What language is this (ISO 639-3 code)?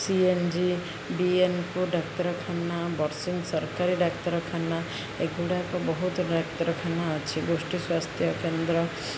ori